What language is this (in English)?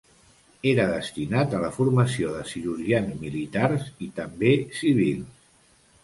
Catalan